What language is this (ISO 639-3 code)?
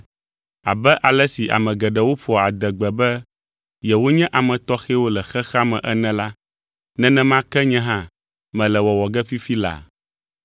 ewe